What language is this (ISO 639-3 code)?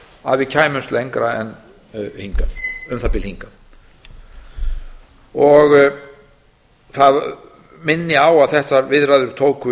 isl